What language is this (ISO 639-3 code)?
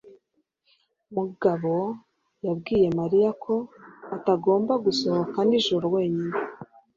kin